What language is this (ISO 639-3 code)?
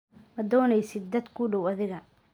som